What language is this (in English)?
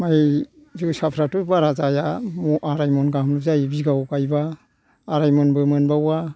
Bodo